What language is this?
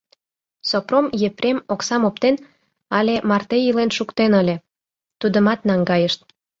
Mari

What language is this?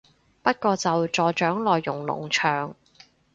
Cantonese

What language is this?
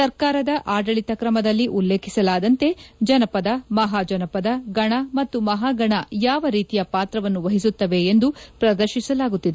Kannada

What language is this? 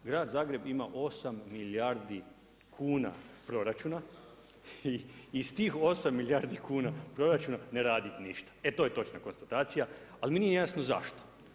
Croatian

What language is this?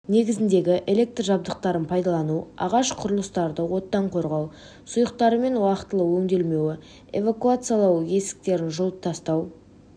Kazakh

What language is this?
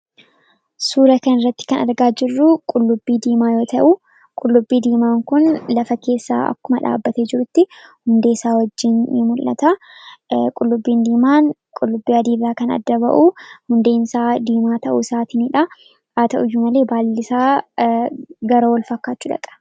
Oromo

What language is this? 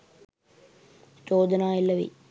Sinhala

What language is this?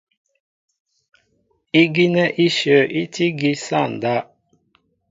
Mbo (Cameroon)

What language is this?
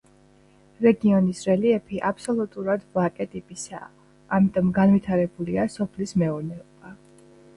Georgian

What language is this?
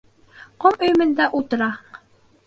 Bashkir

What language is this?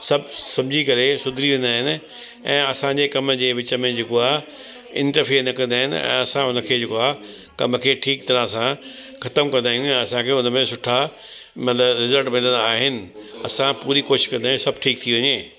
Sindhi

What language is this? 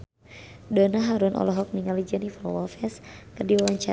Sundanese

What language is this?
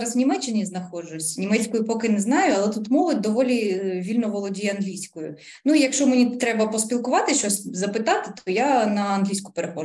Ukrainian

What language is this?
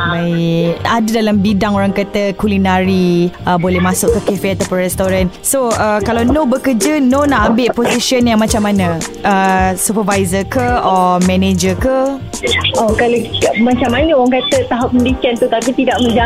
Malay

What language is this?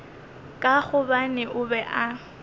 Northern Sotho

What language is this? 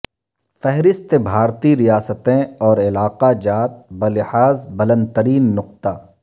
Urdu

